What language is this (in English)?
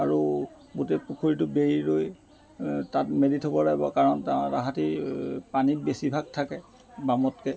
Assamese